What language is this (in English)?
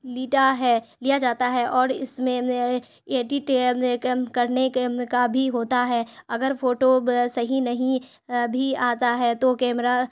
Urdu